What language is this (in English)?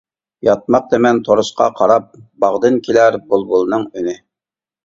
Uyghur